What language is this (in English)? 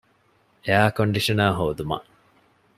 Divehi